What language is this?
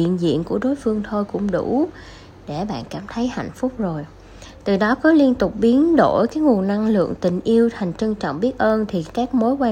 Vietnamese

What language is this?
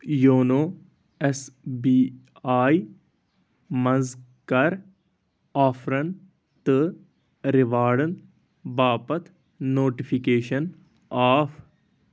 Kashmiri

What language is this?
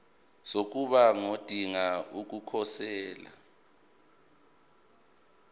Zulu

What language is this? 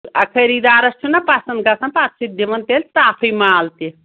Kashmiri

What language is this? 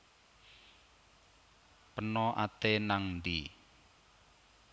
Javanese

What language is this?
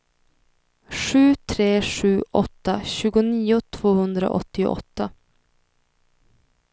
Swedish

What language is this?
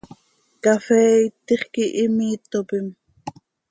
Seri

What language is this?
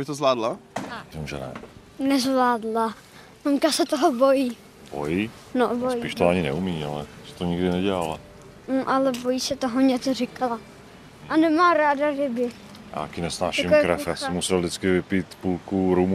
Czech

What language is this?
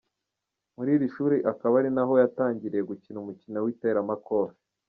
Kinyarwanda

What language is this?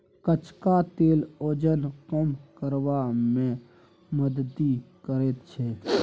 Maithili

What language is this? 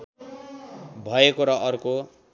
Nepali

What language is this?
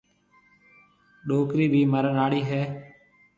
Marwari (Pakistan)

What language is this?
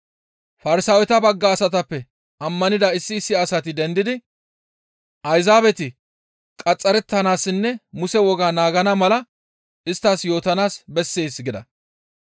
Gamo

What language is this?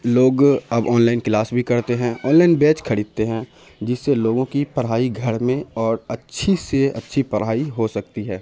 Urdu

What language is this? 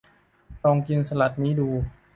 Thai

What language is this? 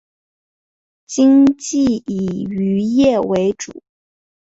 Chinese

